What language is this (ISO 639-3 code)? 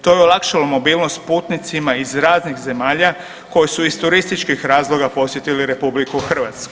hrv